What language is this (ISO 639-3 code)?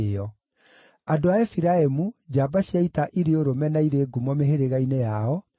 kik